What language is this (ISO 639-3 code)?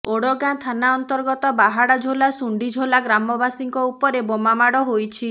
ori